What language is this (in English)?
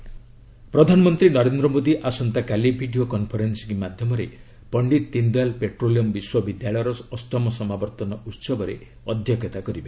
Odia